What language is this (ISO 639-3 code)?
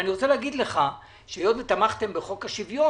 heb